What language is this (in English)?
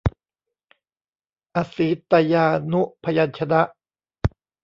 Thai